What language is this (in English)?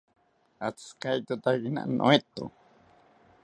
South Ucayali Ashéninka